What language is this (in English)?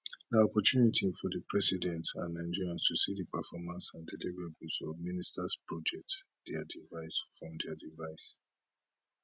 Nigerian Pidgin